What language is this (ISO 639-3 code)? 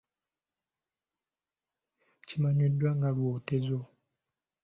lug